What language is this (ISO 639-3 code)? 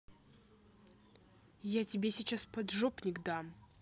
rus